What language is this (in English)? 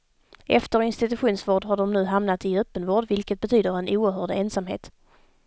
Swedish